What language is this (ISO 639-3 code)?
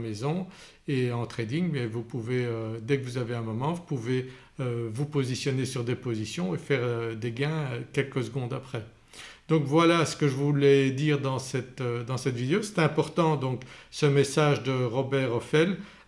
fra